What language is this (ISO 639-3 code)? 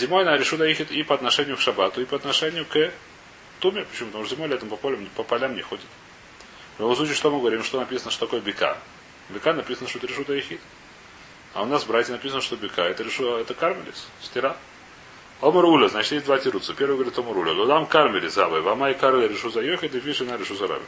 rus